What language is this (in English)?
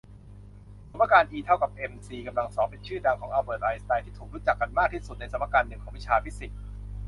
Thai